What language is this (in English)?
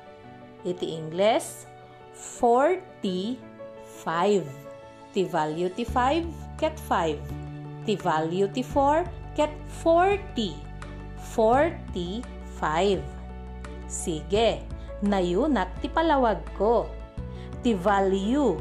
Filipino